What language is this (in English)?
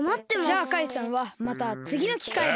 Japanese